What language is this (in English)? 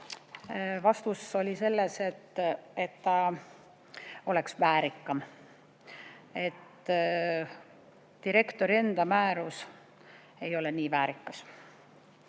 Estonian